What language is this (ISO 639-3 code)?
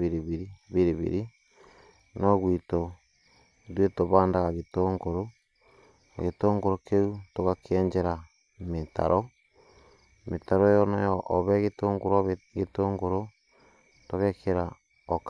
kik